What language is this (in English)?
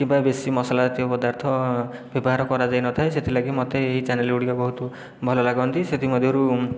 Odia